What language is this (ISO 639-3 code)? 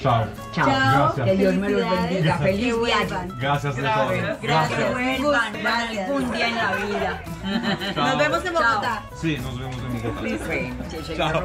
ita